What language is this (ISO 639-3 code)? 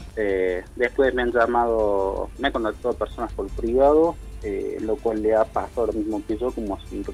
spa